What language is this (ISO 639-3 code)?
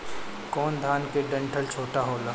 bho